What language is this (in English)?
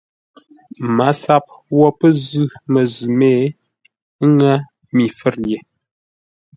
Ngombale